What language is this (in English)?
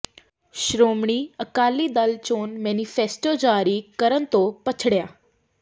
Punjabi